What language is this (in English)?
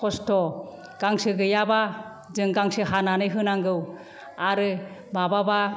Bodo